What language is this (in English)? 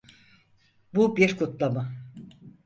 Turkish